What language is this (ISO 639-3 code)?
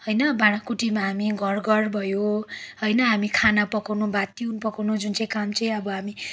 nep